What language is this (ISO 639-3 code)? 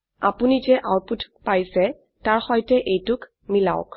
asm